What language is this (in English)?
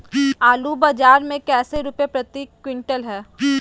Magahi